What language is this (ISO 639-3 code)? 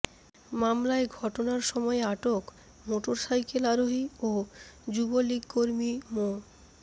ben